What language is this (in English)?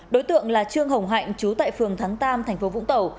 Vietnamese